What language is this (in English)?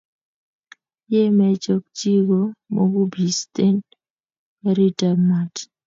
Kalenjin